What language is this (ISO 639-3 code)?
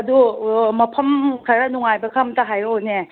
mni